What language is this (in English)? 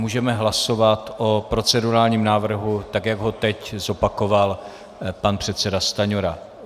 Czech